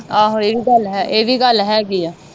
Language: Punjabi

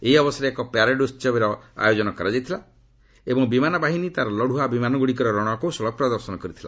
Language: Odia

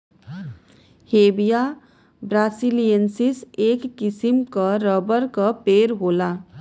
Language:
Bhojpuri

